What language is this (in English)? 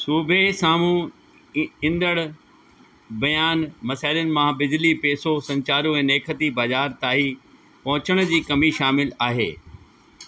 Sindhi